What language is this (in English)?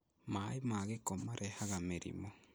Kikuyu